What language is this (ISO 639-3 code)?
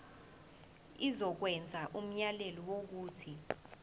zul